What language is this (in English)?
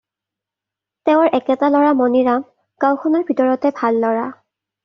Assamese